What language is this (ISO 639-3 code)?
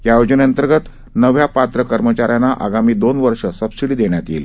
mar